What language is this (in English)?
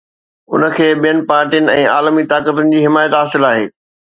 Sindhi